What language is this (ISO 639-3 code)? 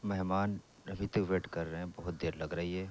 urd